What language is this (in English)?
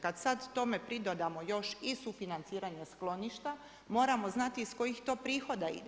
Croatian